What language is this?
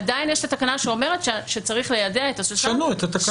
Hebrew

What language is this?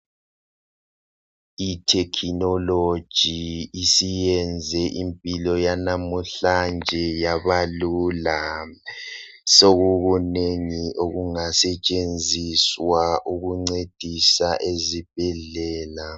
North Ndebele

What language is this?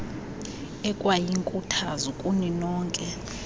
Xhosa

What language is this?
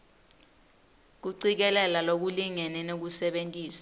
Swati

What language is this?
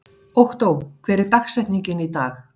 Icelandic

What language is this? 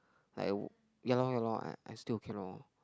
English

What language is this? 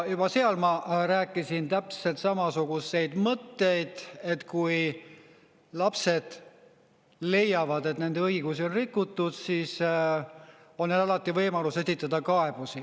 Estonian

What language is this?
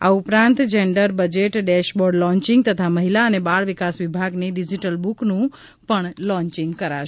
Gujarati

